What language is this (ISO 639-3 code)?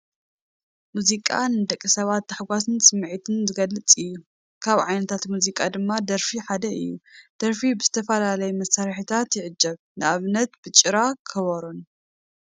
tir